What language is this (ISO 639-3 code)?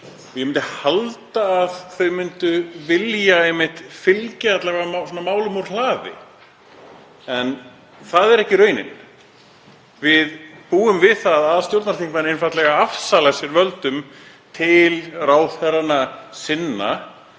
isl